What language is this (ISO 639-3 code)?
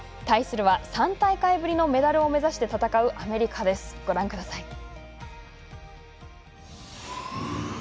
jpn